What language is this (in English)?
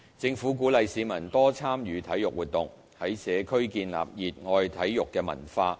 Cantonese